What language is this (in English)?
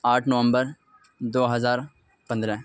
Urdu